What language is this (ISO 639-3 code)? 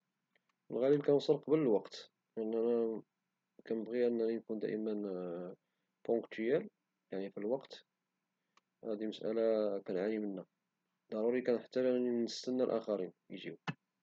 ary